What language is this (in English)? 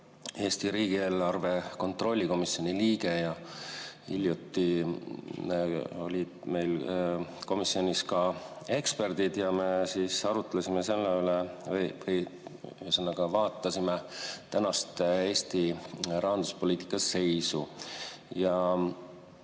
Estonian